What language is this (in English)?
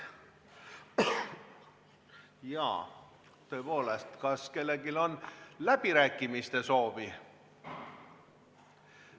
Estonian